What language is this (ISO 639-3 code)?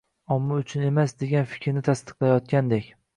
uzb